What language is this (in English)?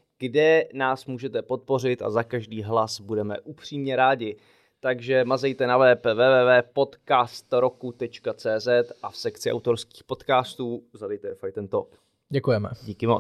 Czech